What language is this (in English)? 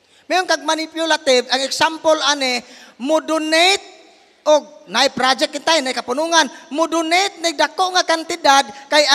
Filipino